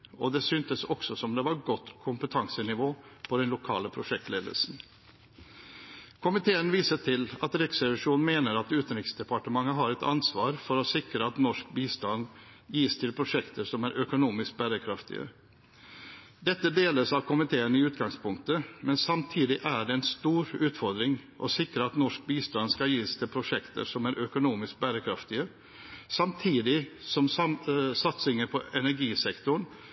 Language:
Norwegian Bokmål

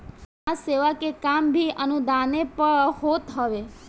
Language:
Bhojpuri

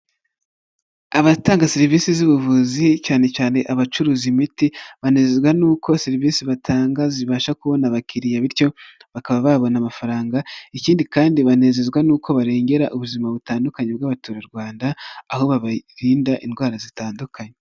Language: Kinyarwanda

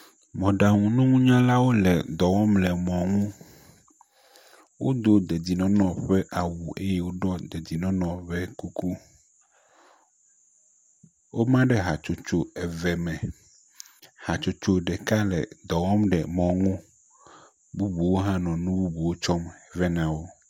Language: Ewe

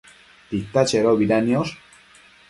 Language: Matsés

